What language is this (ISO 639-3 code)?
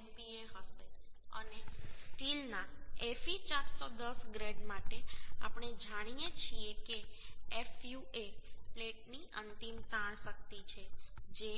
guj